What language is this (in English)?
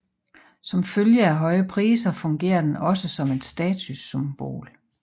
Danish